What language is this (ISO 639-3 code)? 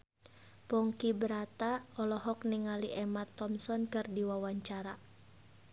sun